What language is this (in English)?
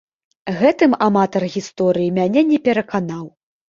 Belarusian